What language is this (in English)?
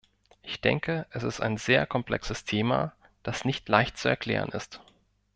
German